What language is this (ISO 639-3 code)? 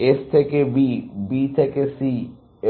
ben